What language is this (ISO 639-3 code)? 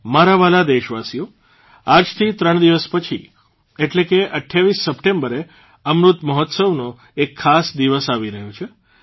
guj